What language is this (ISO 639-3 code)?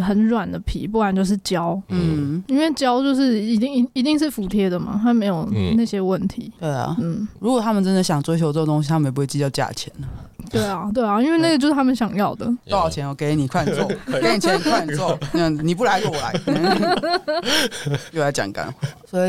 zho